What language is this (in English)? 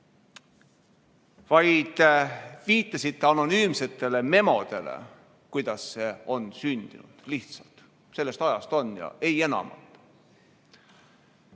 Estonian